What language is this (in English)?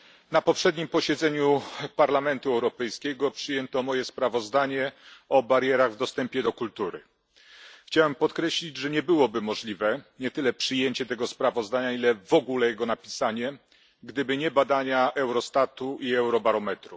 Polish